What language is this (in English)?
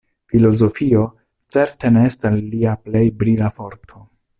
Esperanto